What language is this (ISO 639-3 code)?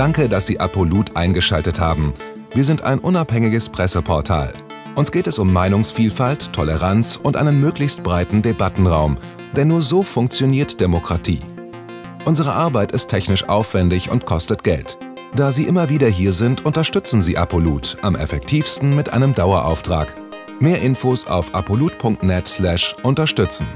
deu